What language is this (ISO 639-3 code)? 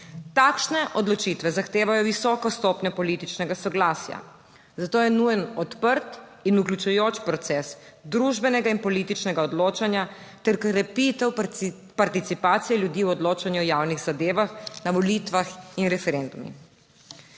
slv